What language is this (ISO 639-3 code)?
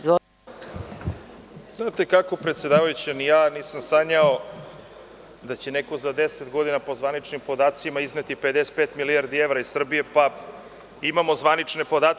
srp